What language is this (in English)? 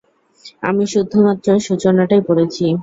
Bangla